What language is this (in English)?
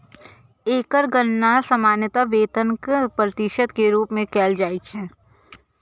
Maithili